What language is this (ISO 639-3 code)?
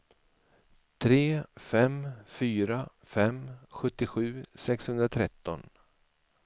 swe